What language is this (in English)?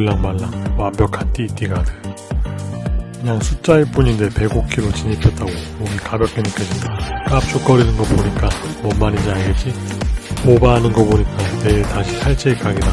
Korean